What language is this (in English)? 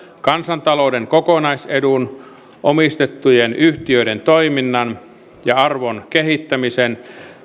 Finnish